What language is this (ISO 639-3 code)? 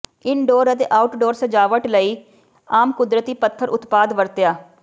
pan